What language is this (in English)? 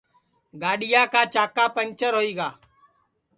Sansi